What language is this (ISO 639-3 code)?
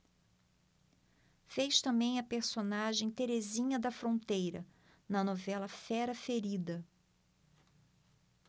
por